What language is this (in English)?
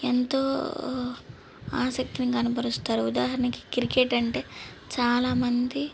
Telugu